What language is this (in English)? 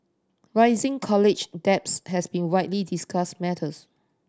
English